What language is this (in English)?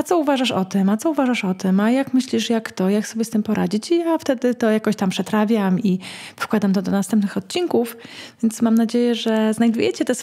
Polish